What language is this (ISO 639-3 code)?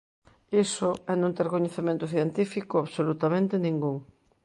glg